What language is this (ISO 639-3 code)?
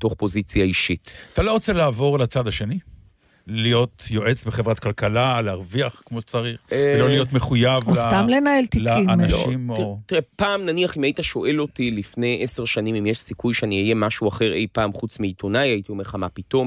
heb